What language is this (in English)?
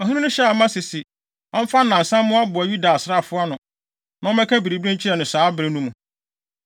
Akan